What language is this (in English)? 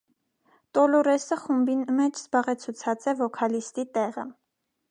Armenian